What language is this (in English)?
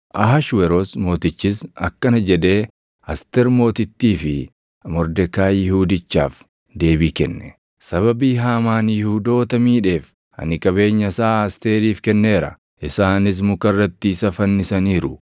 Oromo